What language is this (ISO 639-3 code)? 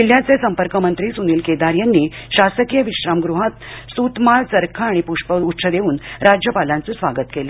mar